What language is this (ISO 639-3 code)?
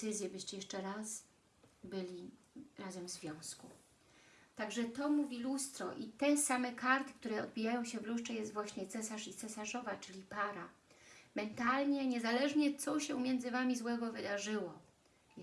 pol